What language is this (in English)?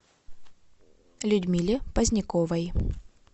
Russian